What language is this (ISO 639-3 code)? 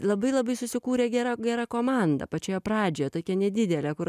lit